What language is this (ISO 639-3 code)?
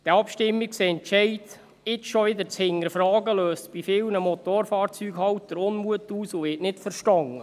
gsw